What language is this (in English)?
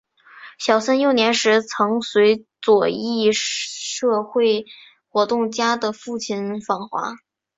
Chinese